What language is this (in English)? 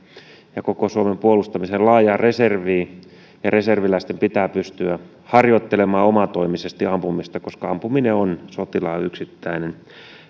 Finnish